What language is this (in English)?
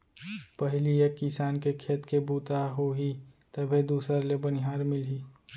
Chhattisgarhi